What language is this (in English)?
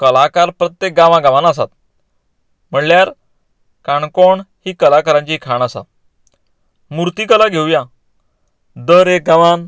Konkani